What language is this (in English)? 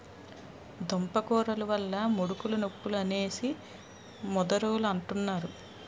Telugu